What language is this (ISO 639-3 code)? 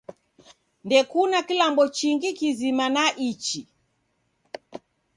dav